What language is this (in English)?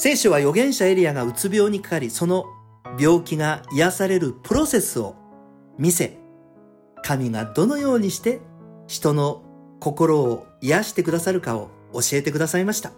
Japanese